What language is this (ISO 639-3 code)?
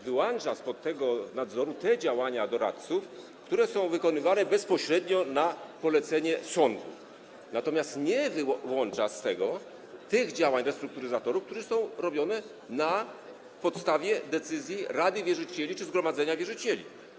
pol